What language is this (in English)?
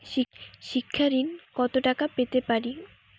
Bangla